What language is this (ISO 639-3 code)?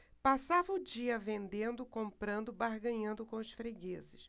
por